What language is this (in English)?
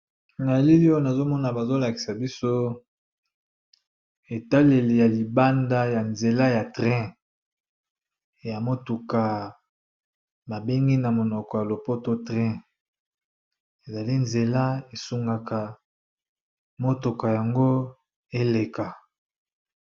Lingala